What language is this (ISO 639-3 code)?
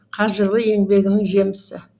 kaz